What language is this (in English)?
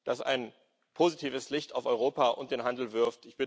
German